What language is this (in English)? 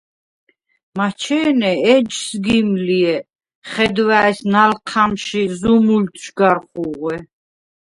Svan